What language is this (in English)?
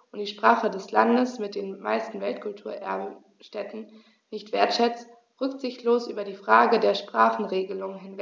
German